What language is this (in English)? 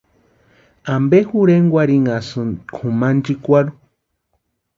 Western Highland Purepecha